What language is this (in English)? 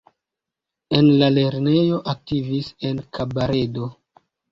Esperanto